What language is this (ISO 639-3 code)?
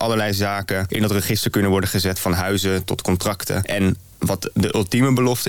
nld